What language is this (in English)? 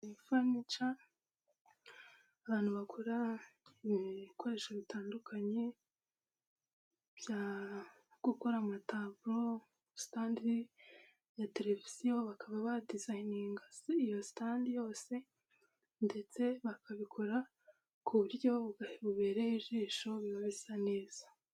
Kinyarwanda